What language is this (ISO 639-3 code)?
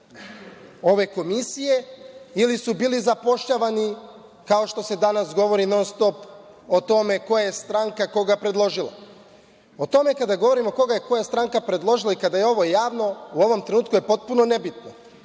srp